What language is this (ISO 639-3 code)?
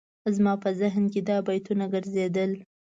pus